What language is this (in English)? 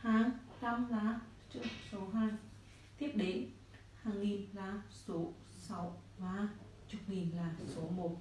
Vietnamese